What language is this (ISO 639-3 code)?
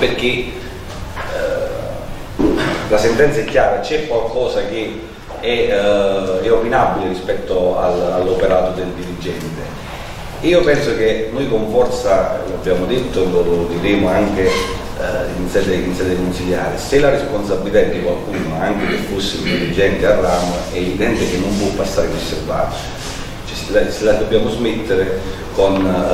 ita